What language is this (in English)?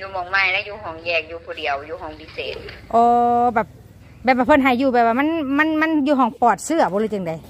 Thai